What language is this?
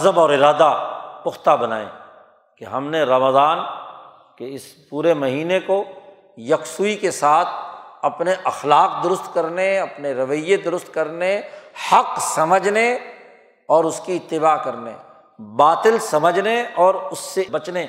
Urdu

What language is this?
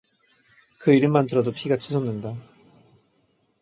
Korean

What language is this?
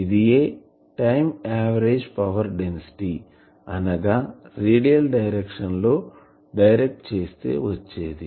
Telugu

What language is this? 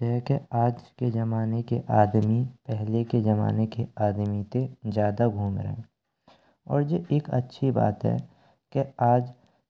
Braj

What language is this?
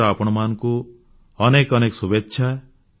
Odia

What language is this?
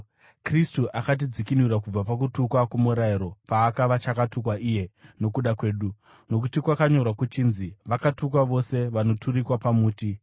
Shona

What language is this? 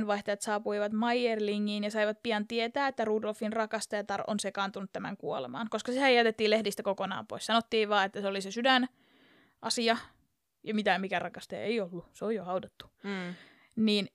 Finnish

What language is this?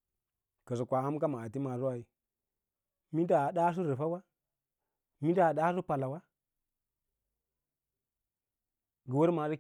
Lala-Roba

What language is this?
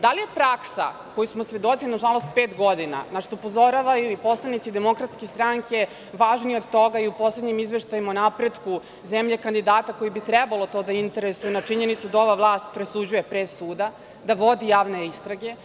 Serbian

